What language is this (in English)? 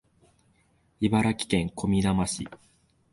Japanese